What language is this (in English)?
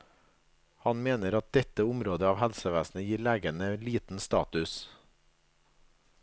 Norwegian